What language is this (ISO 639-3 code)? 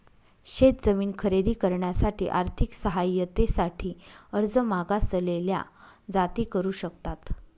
mar